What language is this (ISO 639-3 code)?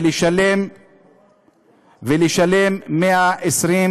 heb